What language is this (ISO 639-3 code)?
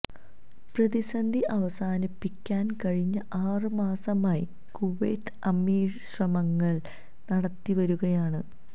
mal